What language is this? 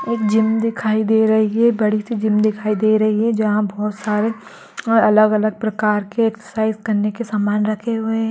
Magahi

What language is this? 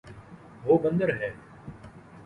Urdu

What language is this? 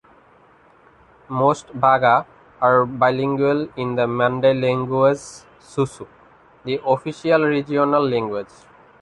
English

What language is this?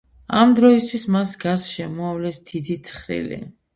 Georgian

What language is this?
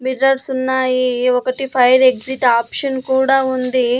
Telugu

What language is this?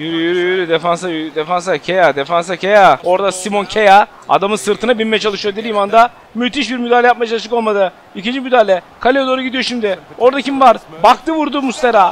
Turkish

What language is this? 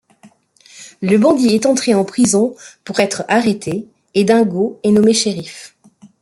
French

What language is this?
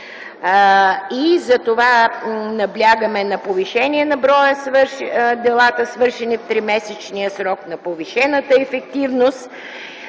Bulgarian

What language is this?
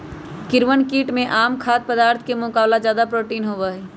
Magahi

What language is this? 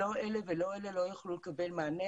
Hebrew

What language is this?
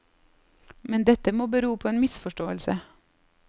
Norwegian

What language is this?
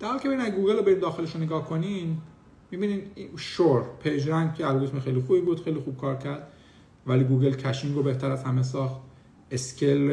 Persian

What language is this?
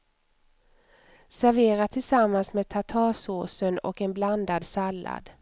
Swedish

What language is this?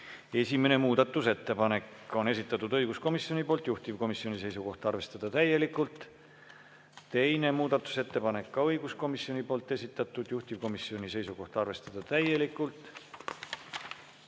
Estonian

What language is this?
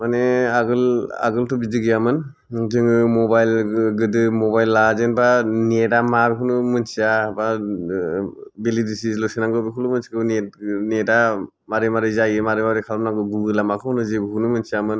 Bodo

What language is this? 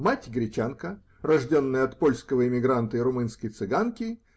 Russian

